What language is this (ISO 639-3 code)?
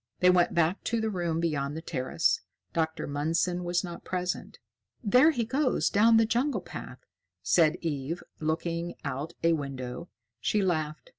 eng